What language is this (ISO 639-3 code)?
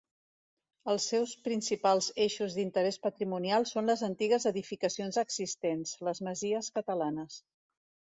cat